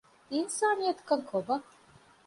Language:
Divehi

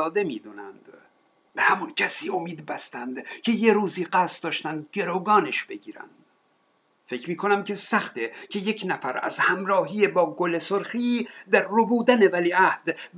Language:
Persian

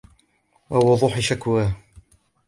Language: Arabic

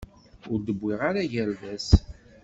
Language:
Kabyle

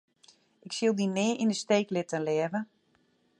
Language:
Western Frisian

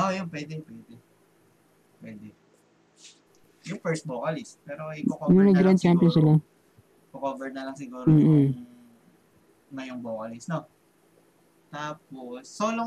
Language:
Filipino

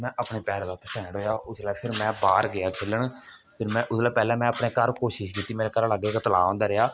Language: Dogri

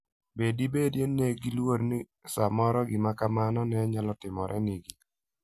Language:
Luo (Kenya and Tanzania)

